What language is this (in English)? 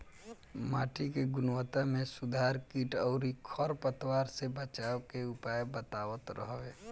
Bhojpuri